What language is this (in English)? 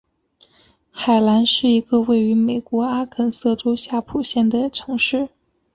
Chinese